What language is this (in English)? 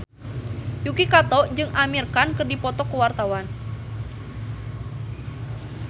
Sundanese